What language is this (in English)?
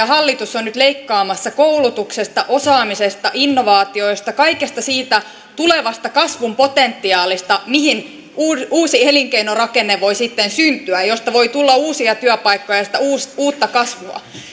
Finnish